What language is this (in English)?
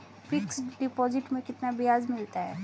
Hindi